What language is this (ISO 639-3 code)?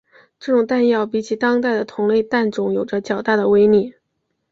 zho